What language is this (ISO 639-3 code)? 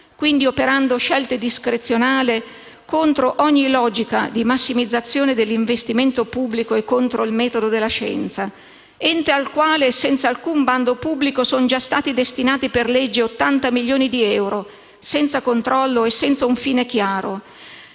ita